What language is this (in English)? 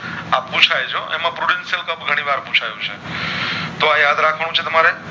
Gujarati